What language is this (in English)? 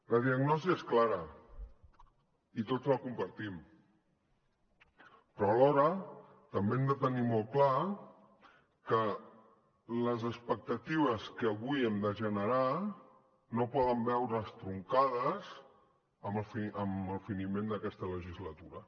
Catalan